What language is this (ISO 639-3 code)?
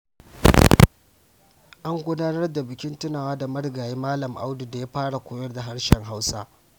hau